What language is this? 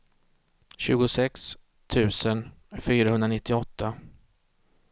Swedish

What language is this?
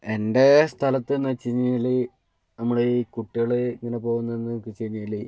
Malayalam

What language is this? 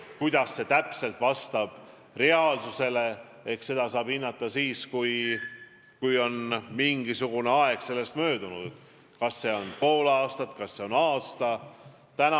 Estonian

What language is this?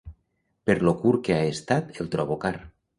Catalan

